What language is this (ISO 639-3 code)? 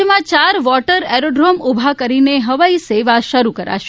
guj